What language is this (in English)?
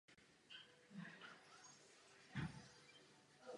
Czech